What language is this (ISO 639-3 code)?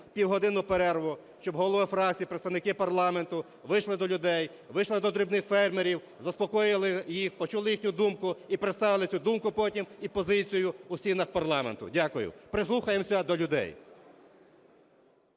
ukr